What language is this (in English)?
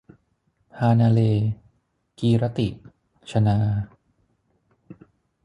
Thai